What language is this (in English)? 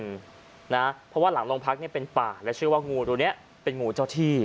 Thai